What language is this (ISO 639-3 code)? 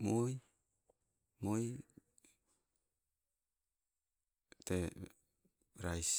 nco